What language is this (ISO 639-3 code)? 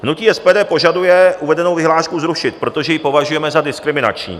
ces